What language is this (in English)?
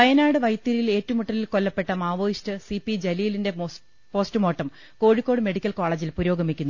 Malayalam